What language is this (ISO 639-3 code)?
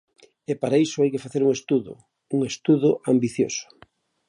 glg